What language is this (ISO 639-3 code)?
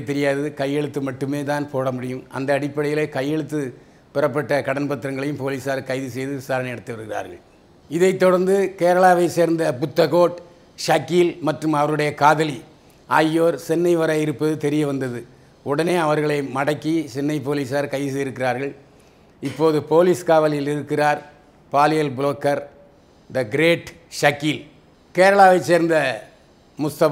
tam